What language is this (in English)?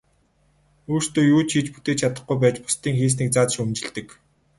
Mongolian